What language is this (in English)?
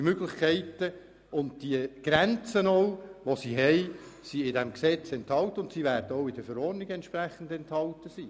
Swiss German